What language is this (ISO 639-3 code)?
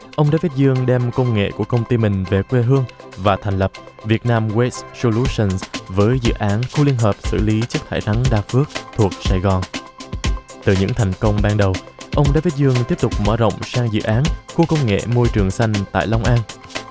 vie